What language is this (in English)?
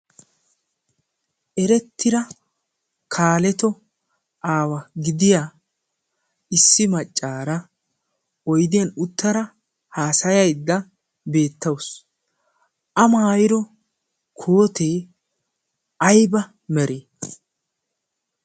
Wolaytta